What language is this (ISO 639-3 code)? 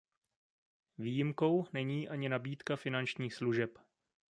ces